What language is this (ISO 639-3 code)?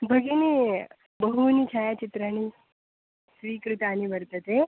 san